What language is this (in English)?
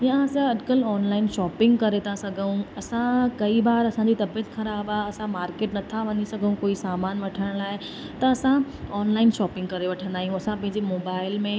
Sindhi